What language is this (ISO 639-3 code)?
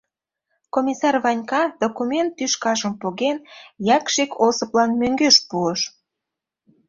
chm